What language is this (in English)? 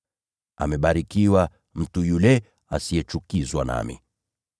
Swahili